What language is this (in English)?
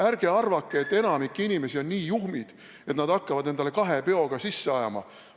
Estonian